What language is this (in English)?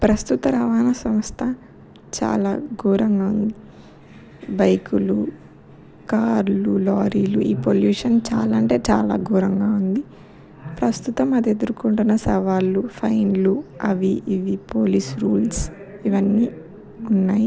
Telugu